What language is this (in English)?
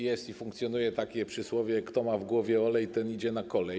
Polish